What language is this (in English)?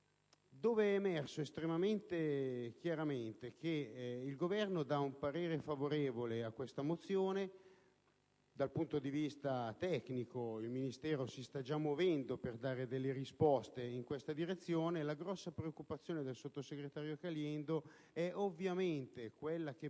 Italian